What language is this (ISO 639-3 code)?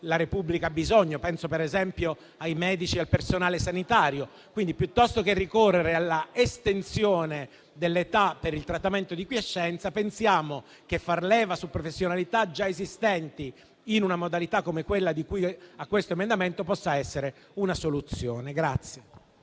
ita